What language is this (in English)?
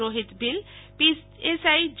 Gujarati